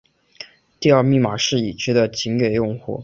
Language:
Chinese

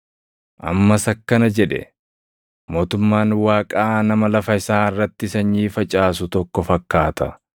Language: Oromo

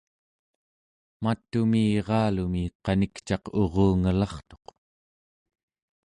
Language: Central Yupik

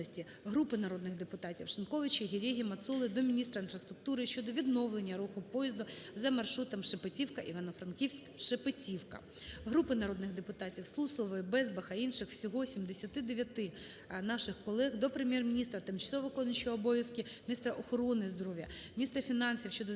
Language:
Ukrainian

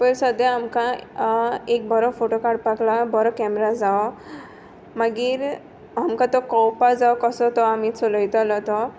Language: Konkani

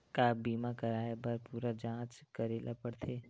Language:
Chhattisgarhi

